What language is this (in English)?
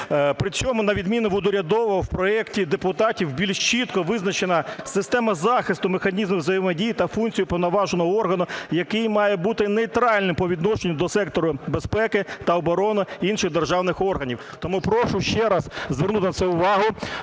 Ukrainian